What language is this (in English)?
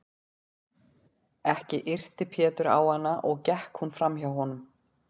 Icelandic